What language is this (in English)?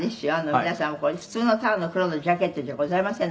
Japanese